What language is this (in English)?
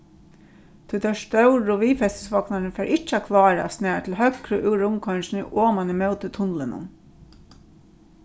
Faroese